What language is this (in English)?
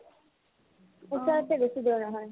Assamese